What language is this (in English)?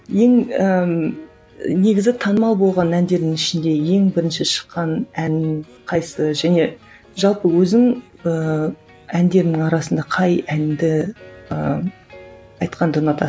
Kazakh